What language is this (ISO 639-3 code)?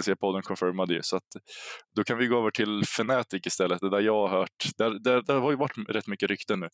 swe